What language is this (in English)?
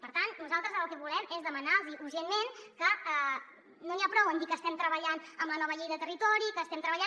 Catalan